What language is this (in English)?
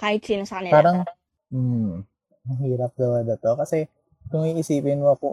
Filipino